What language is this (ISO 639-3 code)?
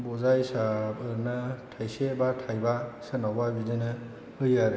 brx